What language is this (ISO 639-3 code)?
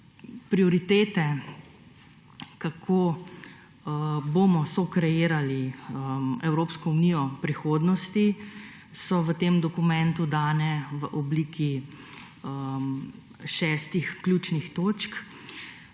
slv